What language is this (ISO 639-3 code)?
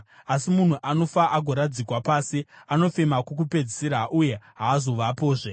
sna